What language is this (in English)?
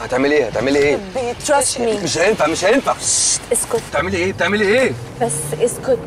Arabic